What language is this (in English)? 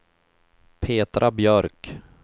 Swedish